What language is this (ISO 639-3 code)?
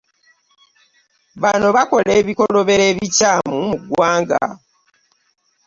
lug